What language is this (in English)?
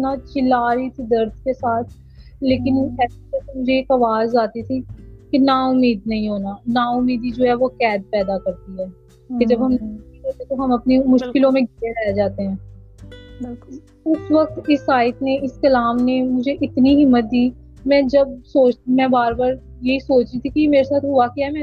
Urdu